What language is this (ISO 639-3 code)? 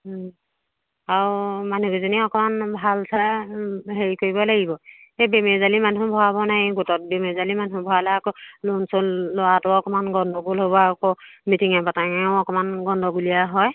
asm